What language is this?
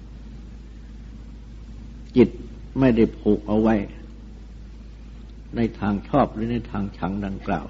Thai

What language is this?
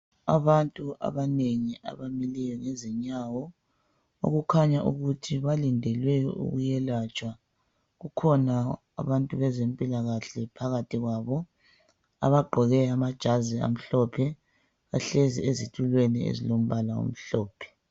North Ndebele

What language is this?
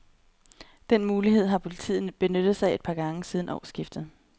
Danish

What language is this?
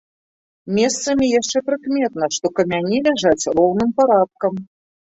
Belarusian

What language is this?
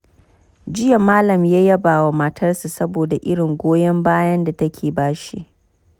Hausa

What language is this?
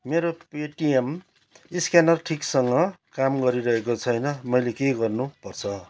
Nepali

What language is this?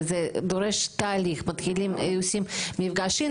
Hebrew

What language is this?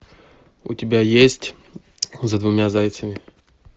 Russian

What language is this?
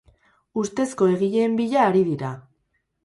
Basque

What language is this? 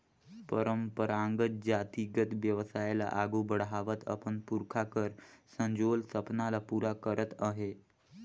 Chhattisgarhi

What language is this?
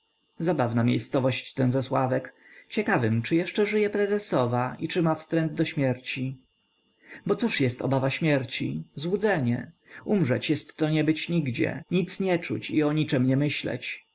Polish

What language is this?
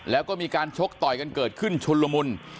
Thai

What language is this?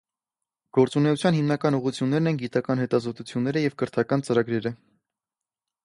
Armenian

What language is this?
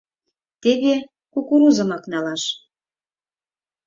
Mari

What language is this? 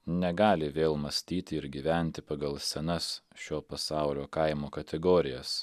Lithuanian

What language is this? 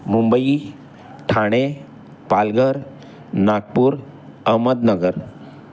Marathi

